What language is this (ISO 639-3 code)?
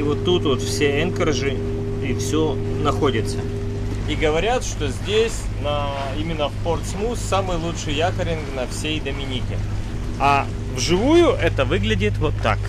rus